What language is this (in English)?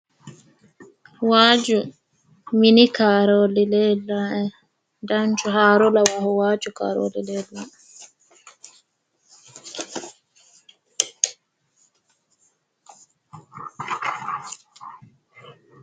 Sidamo